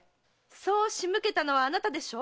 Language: Japanese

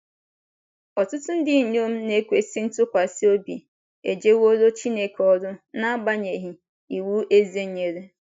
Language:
Igbo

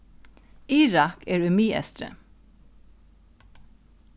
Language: Faroese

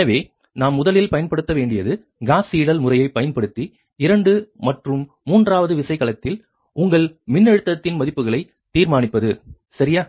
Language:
Tamil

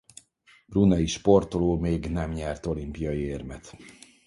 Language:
Hungarian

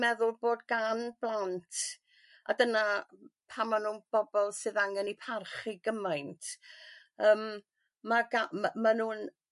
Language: Welsh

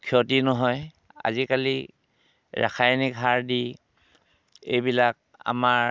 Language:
Assamese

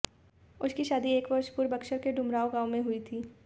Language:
Hindi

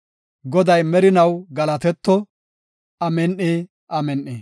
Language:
Gofa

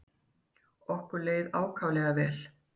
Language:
Icelandic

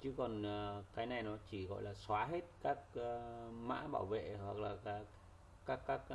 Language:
Vietnamese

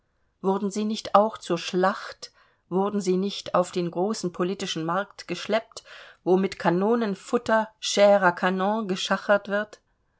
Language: German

